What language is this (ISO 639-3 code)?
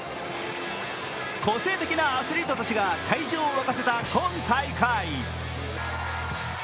jpn